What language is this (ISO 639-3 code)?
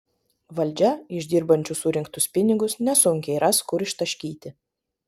lit